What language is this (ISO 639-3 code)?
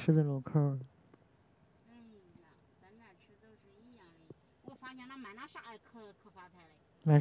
zho